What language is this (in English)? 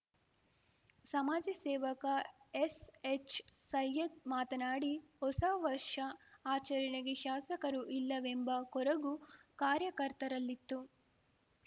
Kannada